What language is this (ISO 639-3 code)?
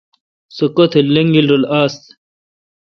xka